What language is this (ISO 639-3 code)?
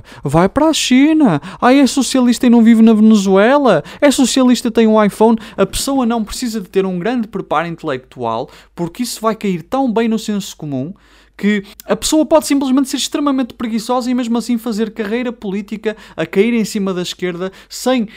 por